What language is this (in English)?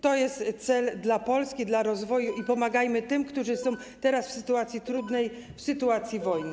Polish